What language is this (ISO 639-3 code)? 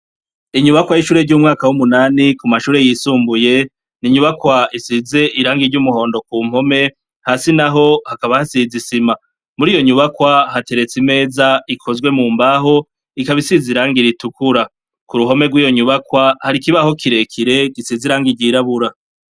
run